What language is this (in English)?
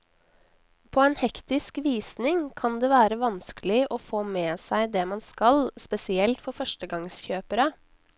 Norwegian